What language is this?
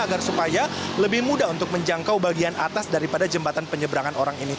Indonesian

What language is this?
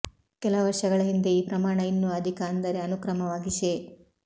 Kannada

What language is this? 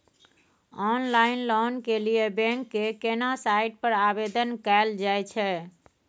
Maithili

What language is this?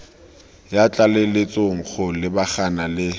Tswana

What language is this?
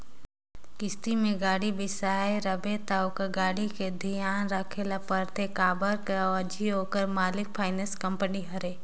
Chhattisgarhi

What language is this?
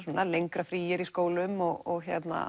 Icelandic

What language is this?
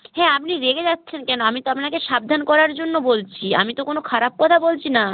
Bangla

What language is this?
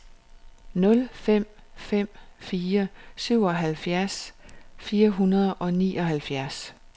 Danish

